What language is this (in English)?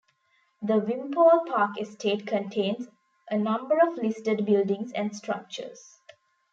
English